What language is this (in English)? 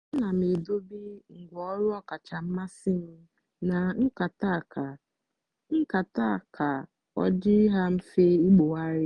Igbo